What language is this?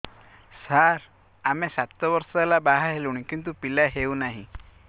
Odia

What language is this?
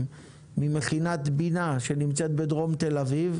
Hebrew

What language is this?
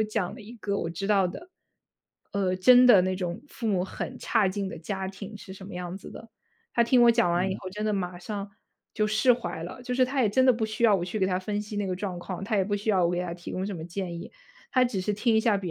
Chinese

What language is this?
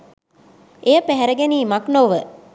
Sinhala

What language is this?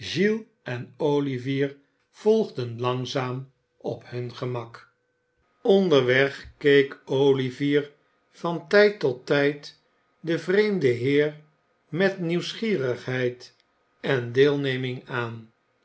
Dutch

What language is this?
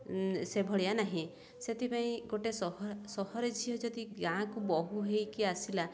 Odia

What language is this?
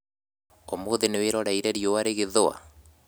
Kikuyu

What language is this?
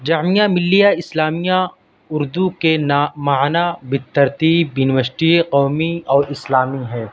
Urdu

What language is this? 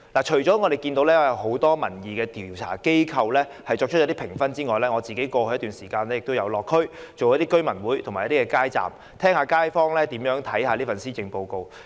Cantonese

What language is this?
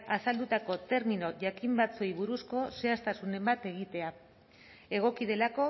Basque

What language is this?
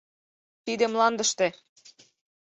Mari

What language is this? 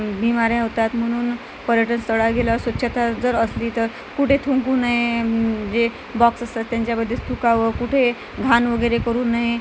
Marathi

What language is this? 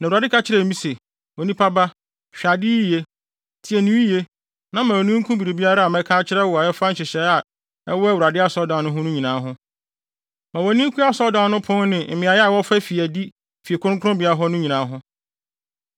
Akan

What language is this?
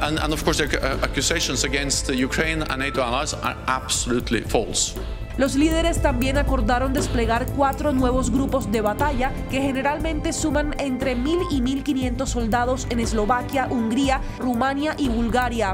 Spanish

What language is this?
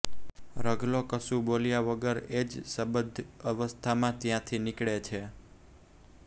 Gujarati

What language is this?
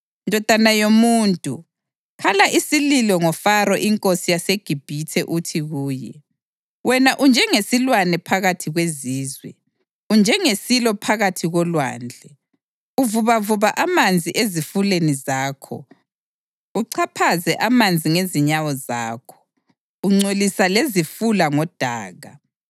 North Ndebele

